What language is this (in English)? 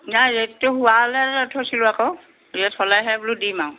Assamese